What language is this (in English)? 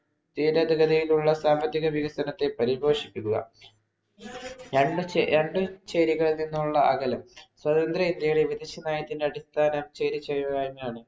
Malayalam